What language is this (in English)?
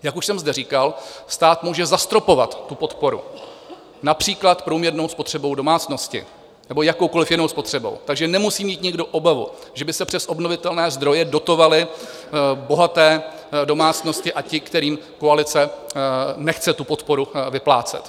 Czech